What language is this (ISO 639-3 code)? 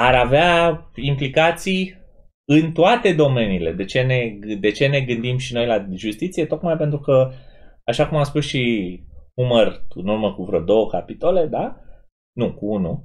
ron